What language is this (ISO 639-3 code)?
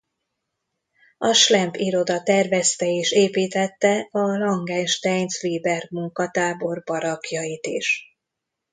hun